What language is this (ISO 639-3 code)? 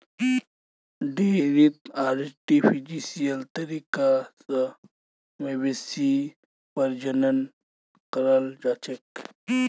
mag